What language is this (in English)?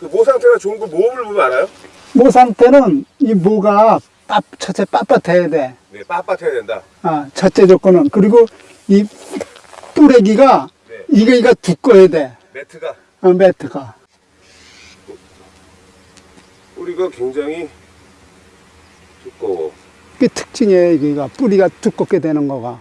Korean